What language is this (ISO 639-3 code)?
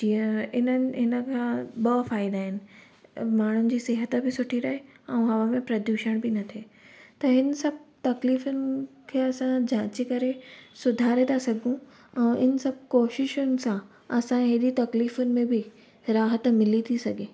snd